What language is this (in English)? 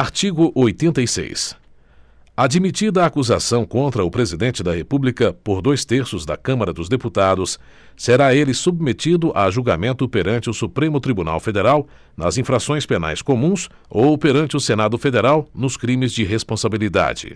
Portuguese